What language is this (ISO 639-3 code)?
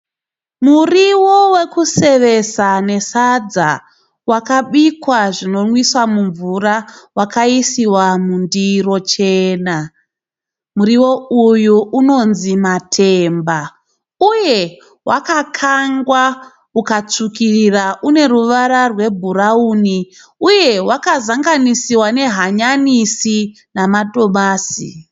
sna